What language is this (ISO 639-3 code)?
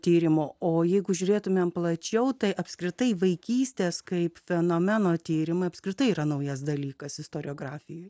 lit